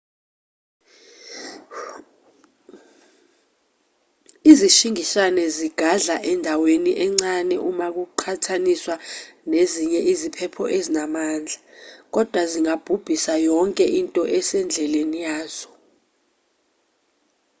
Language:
Zulu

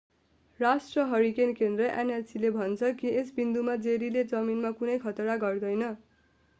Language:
Nepali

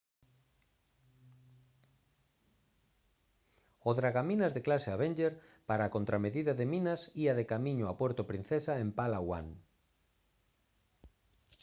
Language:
Galician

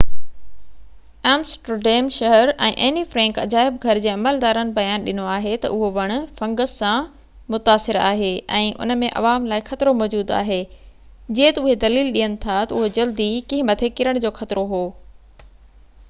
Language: Sindhi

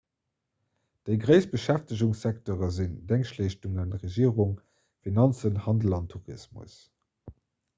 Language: Luxembourgish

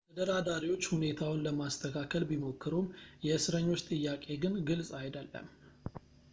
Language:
Amharic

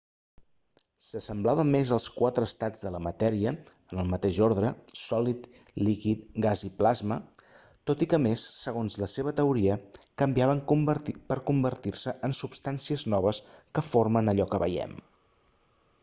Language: Catalan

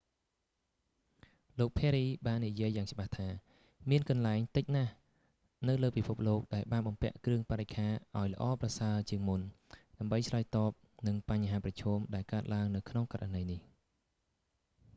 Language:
Khmer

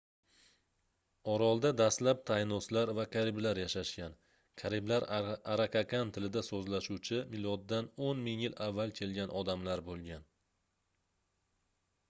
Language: Uzbek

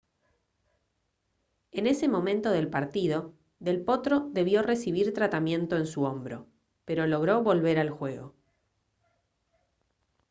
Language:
Spanish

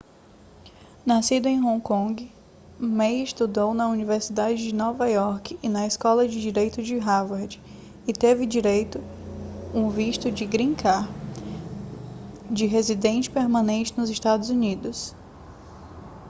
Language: Portuguese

